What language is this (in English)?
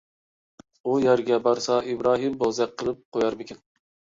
Uyghur